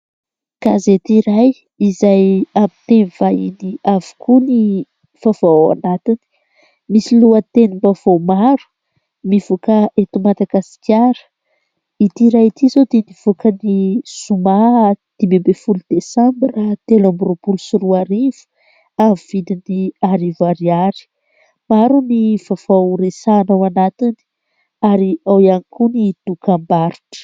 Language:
Malagasy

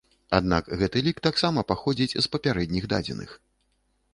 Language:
Belarusian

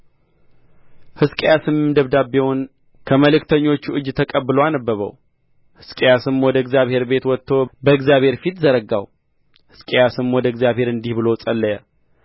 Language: Amharic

